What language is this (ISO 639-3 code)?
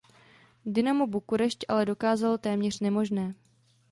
ces